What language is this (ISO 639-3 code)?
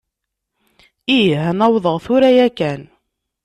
kab